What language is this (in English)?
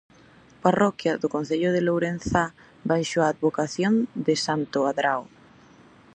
Galician